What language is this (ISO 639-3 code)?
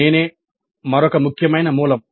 tel